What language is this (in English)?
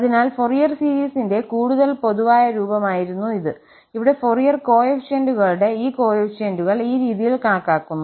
Malayalam